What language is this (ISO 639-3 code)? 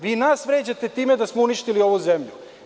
srp